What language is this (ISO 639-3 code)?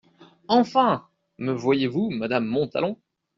fra